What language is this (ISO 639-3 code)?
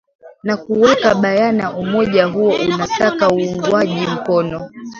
swa